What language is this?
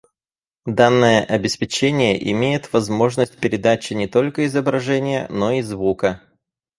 Russian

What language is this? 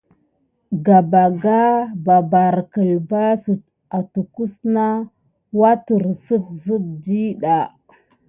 Gidar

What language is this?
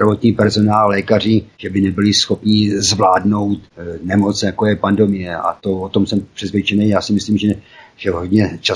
Czech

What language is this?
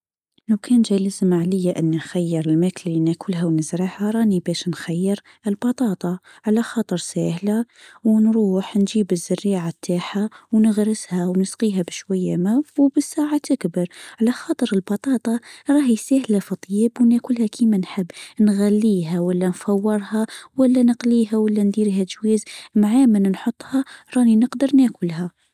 Tunisian Arabic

